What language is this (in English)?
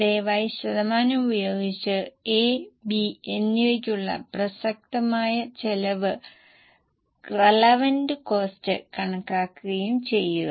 Malayalam